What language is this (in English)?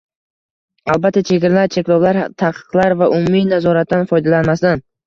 Uzbek